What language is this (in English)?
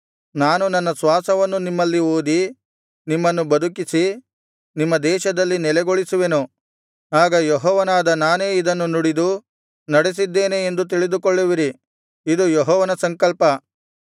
Kannada